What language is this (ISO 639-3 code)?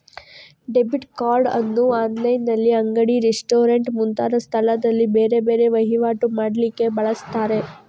kan